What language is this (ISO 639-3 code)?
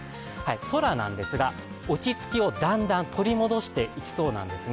jpn